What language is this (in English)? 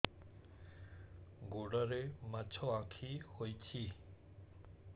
Odia